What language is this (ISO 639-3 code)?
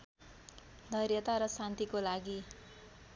nep